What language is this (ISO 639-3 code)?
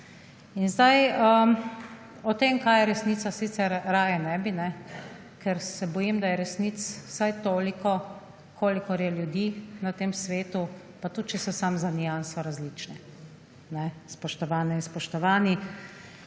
slv